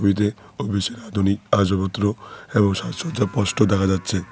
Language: Bangla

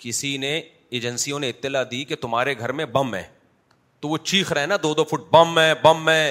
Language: Urdu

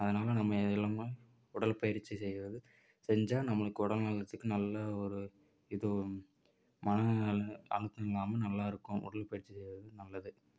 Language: Tamil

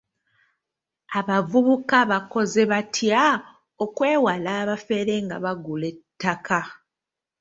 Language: Ganda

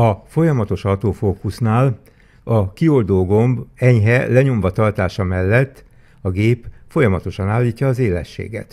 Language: Hungarian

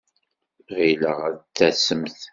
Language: Kabyle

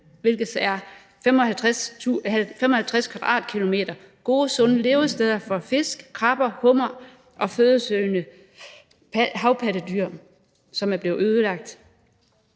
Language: Danish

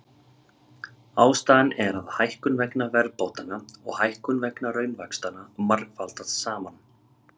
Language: Icelandic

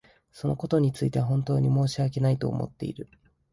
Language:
Japanese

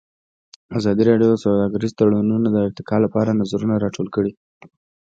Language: Pashto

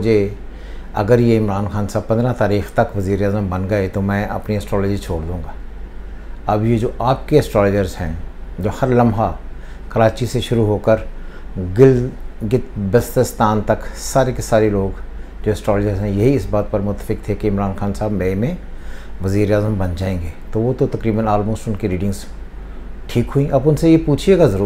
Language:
Hindi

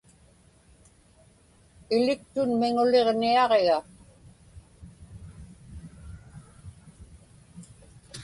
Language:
Inupiaq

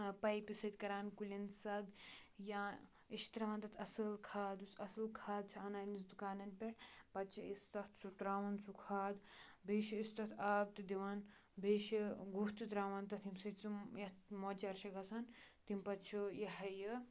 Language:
Kashmiri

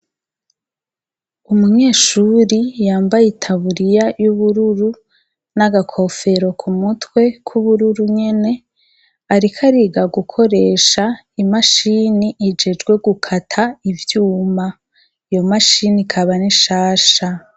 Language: Rundi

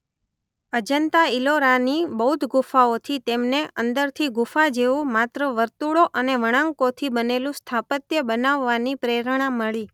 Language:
Gujarati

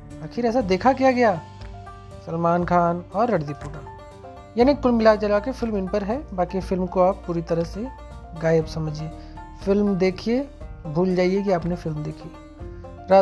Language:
Hindi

